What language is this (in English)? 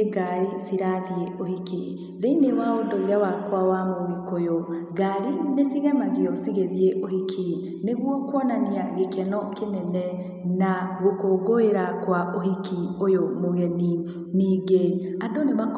Kikuyu